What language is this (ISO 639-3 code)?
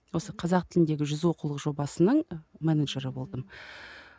kaz